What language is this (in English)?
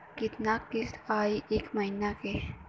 Bhojpuri